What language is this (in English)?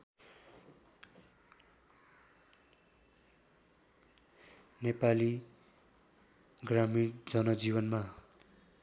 Nepali